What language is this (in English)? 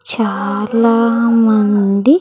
Telugu